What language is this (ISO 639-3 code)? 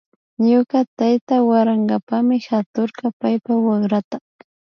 qvi